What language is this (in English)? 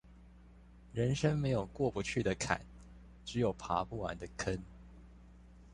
Chinese